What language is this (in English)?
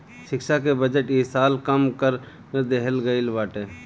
Bhojpuri